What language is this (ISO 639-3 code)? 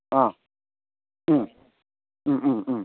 mni